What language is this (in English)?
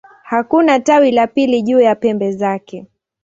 Swahili